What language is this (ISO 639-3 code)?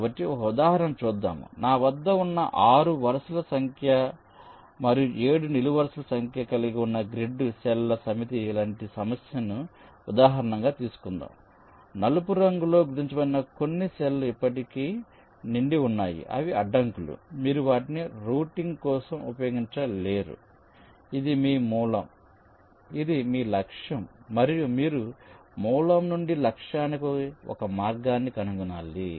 tel